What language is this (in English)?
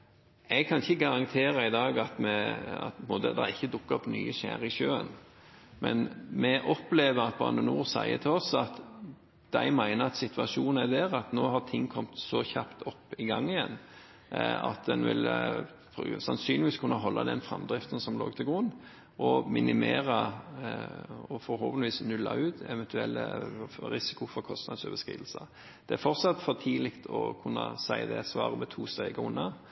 Norwegian Bokmål